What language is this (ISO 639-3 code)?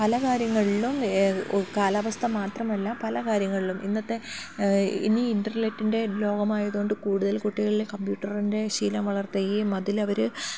mal